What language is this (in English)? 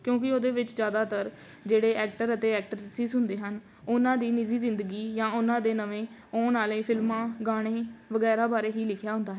Punjabi